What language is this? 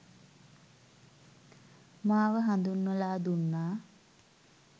Sinhala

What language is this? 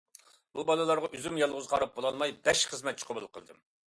Uyghur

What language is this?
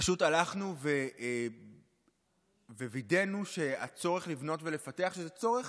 Hebrew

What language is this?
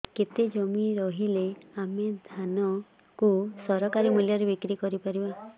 Odia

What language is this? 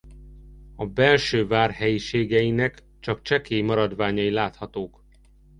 Hungarian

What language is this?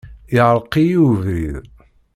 Kabyle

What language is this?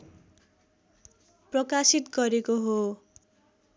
Nepali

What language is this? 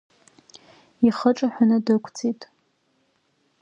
Abkhazian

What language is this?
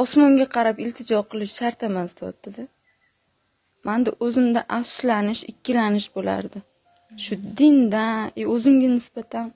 Turkish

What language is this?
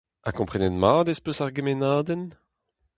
Breton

